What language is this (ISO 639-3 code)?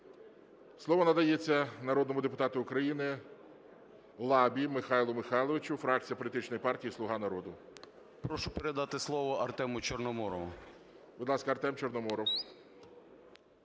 ukr